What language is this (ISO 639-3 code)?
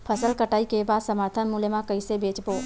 hne